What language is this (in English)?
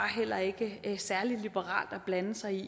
Danish